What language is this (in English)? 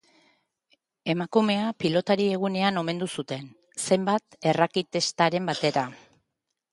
Basque